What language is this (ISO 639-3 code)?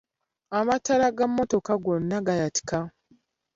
lug